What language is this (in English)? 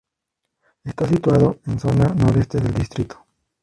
Spanish